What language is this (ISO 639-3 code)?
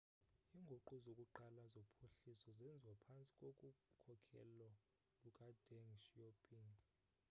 xho